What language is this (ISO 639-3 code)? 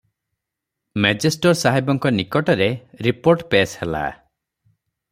ori